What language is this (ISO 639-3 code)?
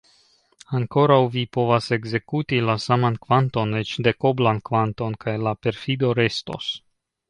epo